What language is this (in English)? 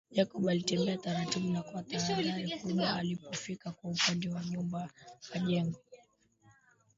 Swahili